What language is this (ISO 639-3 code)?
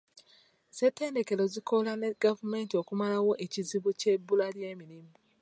lug